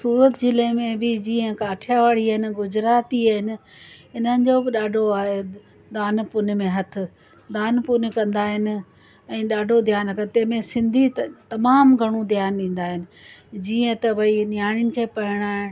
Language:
Sindhi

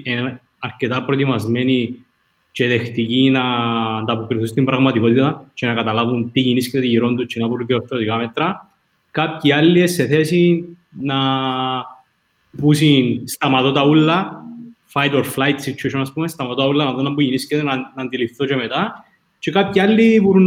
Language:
Greek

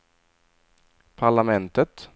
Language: Swedish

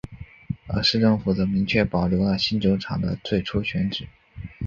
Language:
Chinese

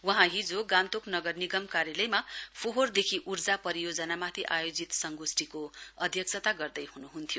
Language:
Nepali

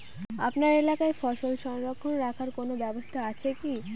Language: Bangla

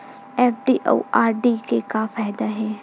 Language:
Chhattisgarhi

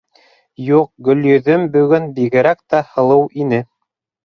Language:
Bashkir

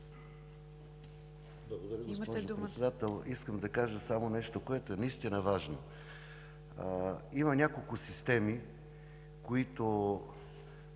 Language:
Bulgarian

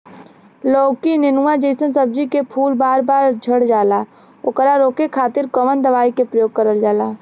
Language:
Bhojpuri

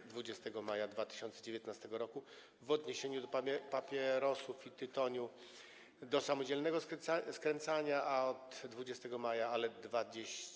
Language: Polish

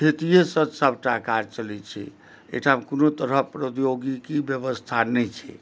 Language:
Maithili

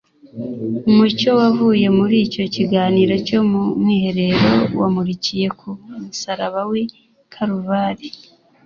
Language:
Kinyarwanda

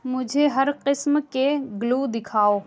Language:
Urdu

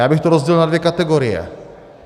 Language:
Czech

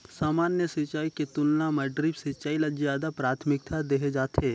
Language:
Chhattisgarhi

